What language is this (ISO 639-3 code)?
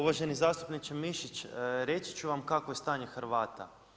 hrv